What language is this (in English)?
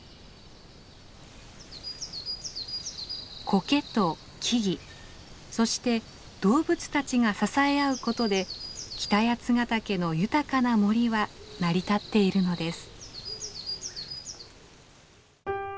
Japanese